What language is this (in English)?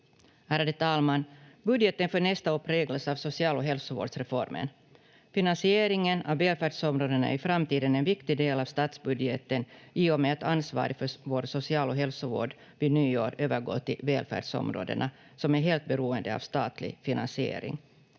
Finnish